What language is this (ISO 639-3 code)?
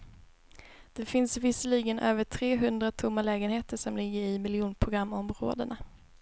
swe